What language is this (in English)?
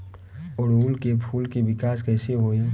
Bhojpuri